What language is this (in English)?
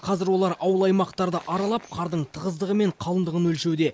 Kazakh